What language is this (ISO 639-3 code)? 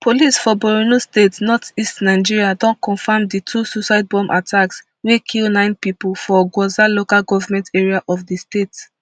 pcm